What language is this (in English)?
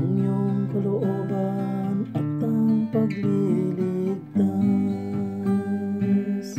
Indonesian